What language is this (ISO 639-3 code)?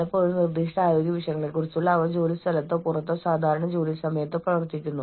mal